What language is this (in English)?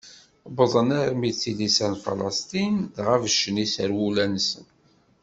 Kabyle